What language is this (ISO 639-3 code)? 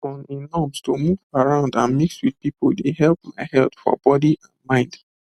pcm